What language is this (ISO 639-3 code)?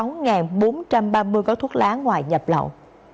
vie